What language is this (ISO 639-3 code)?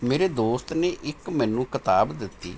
pan